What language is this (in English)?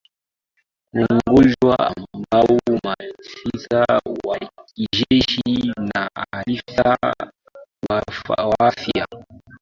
Swahili